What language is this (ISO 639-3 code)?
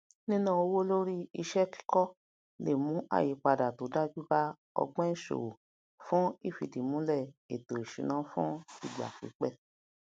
yor